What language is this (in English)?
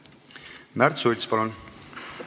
Estonian